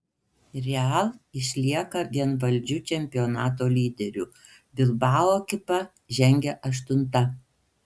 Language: Lithuanian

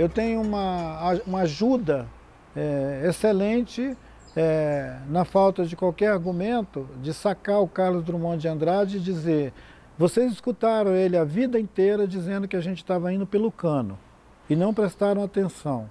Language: Portuguese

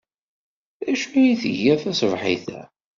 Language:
Kabyle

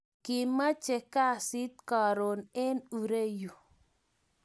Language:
Kalenjin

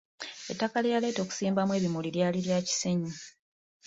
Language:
Ganda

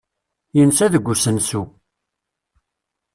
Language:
Kabyle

